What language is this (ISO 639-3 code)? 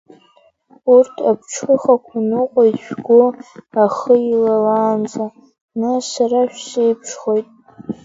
abk